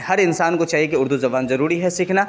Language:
Urdu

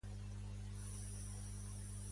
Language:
Catalan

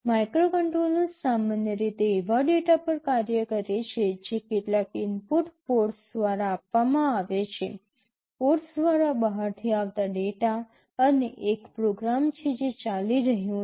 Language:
Gujarati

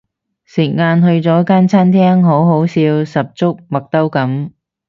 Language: Cantonese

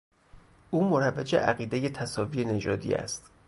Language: Persian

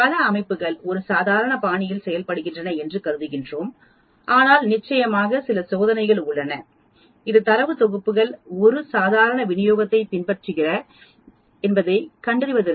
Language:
Tamil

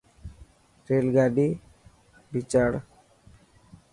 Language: Dhatki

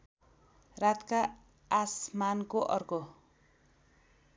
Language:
Nepali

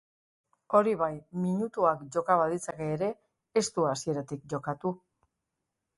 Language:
Basque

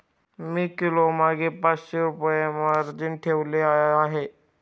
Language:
Marathi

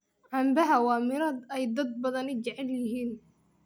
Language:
Somali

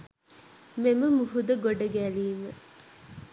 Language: Sinhala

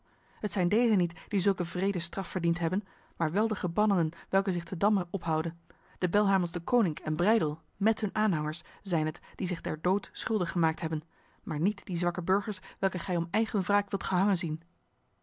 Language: Dutch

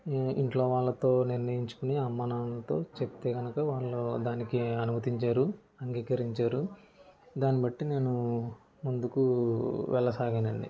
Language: Telugu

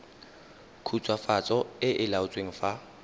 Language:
Tswana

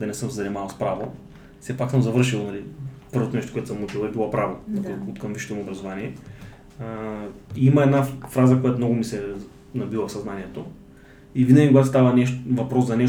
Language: Bulgarian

